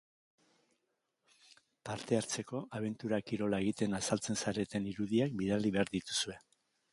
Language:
Basque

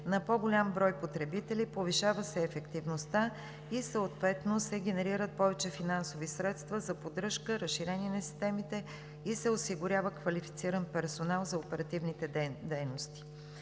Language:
Bulgarian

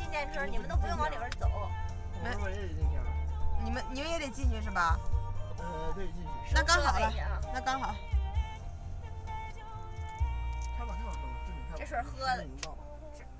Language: Chinese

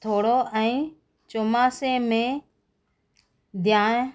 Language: Sindhi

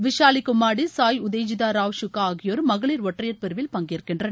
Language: Tamil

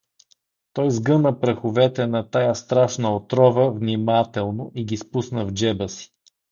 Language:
Bulgarian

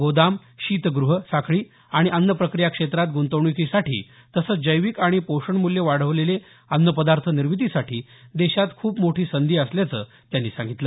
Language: Marathi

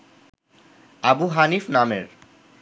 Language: Bangla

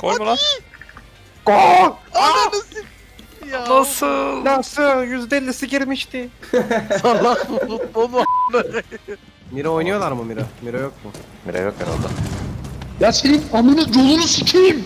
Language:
Turkish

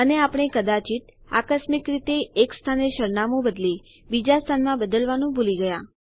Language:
Gujarati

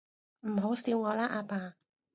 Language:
Cantonese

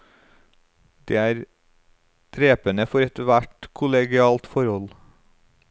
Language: Norwegian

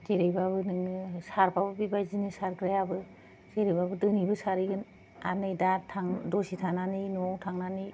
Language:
Bodo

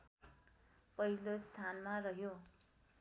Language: Nepali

